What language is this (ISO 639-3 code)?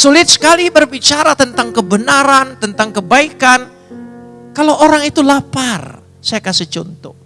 ind